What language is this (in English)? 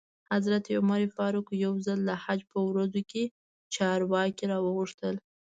Pashto